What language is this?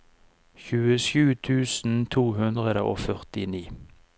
Norwegian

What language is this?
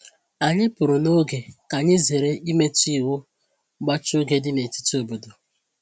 Igbo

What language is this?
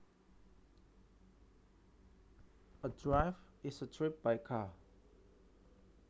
Javanese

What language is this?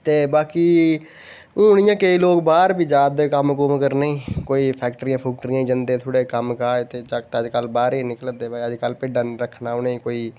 Dogri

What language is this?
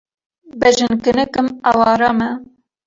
Kurdish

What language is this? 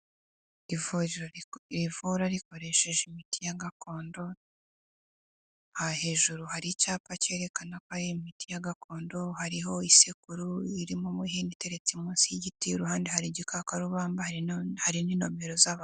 Kinyarwanda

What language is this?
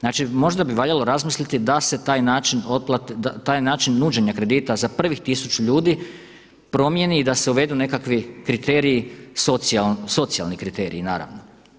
Croatian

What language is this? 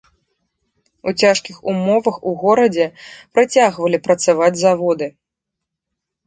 Belarusian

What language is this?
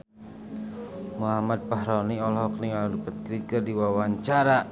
Sundanese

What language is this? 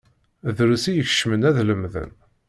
Kabyle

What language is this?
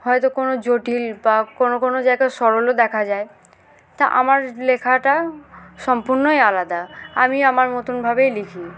Bangla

